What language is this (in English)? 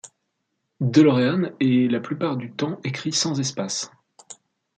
French